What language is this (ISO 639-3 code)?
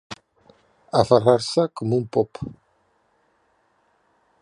cat